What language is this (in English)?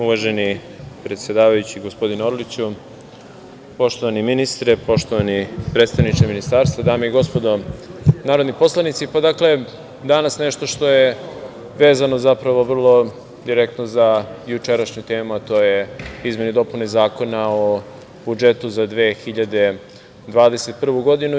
Serbian